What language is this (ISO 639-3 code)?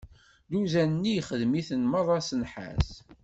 kab